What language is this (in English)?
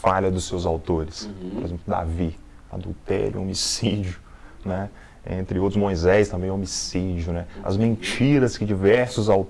Portuguese